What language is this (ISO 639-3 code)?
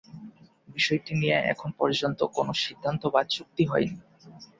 ben